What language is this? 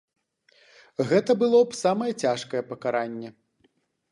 Belarusian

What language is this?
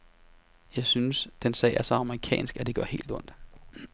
Danish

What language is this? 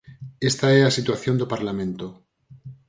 Galician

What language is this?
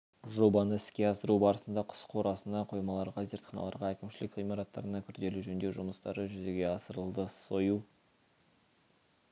Kazakh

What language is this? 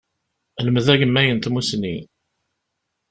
Kabyle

